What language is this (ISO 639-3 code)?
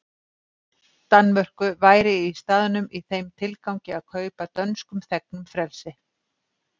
isl